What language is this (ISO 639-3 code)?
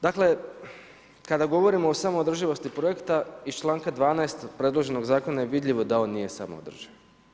hrv